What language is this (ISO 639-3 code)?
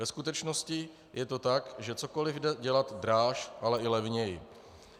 ces